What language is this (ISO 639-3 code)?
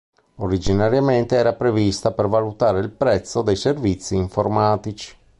ita